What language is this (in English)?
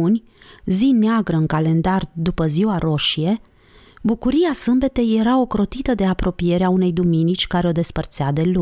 Romanian